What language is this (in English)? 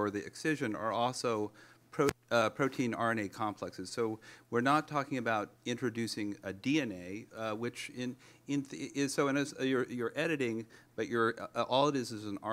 English